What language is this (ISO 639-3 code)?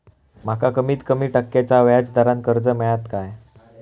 mar